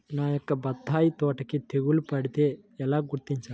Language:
Telugu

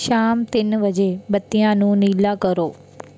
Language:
Punjabi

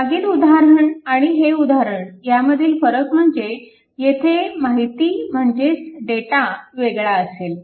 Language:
Marathi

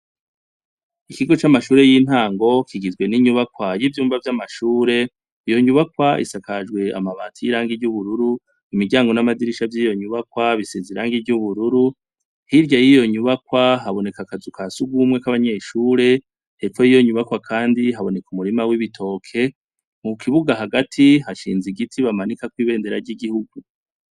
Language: Rundi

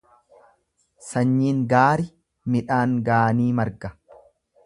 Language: Oromo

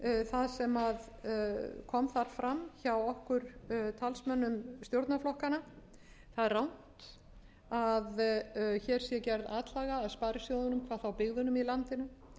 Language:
Icelandic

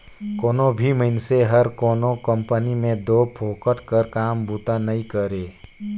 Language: Chhattisgarhi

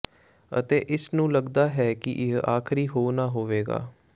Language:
Punjabi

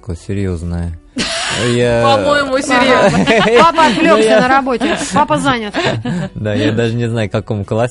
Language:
Russian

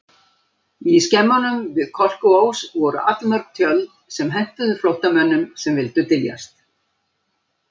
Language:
Icelandic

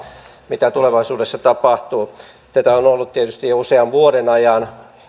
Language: Finnish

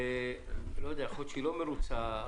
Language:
Hebrew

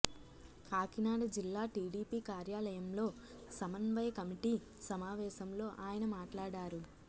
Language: Telugu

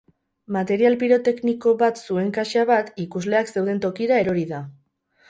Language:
Basque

